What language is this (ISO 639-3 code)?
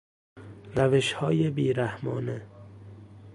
fas